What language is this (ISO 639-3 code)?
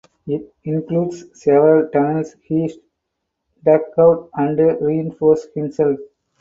eng